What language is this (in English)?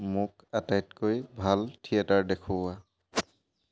Assamese